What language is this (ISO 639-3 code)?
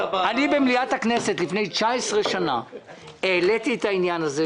heb